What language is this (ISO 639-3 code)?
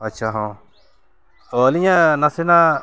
sat